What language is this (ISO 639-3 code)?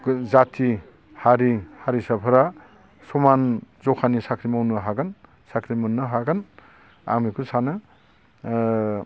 brx